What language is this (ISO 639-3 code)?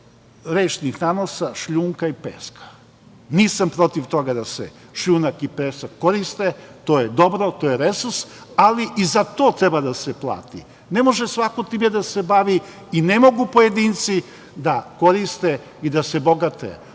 srp